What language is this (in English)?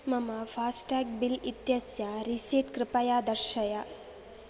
Sanskrit